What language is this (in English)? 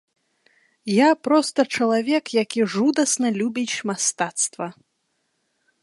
Belarusian